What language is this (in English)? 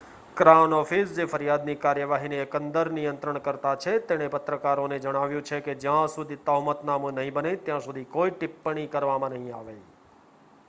Gujarati